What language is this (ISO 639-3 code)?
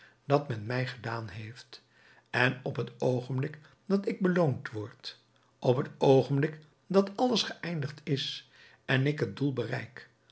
nld